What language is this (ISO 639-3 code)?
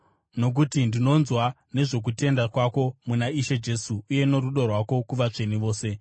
sna